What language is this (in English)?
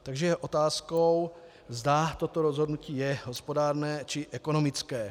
Czech